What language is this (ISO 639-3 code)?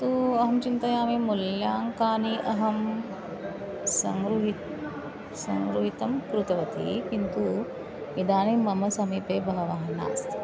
san